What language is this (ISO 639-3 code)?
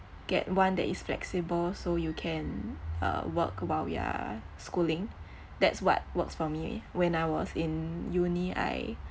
eng